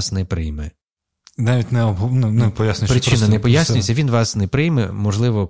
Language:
Ukrainian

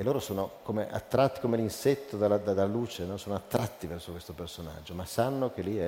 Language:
Italian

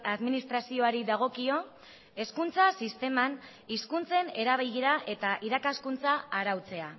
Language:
Basque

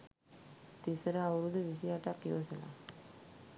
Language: Sinhala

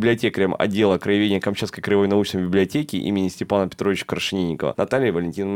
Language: Russian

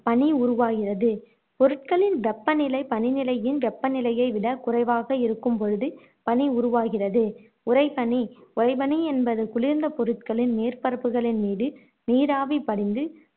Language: Tamil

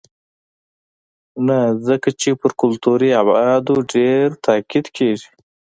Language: Pashto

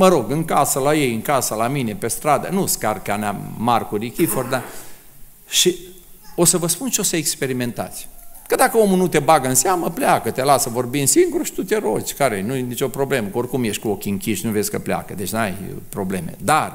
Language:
Romanian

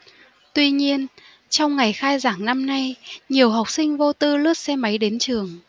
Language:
Vietnamese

